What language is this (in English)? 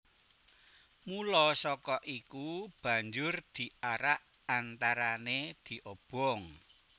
Javanese